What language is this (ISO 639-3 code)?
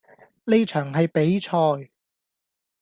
yue